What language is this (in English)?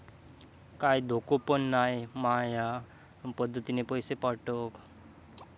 Marathi